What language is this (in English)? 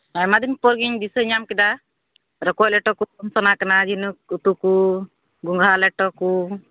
Santali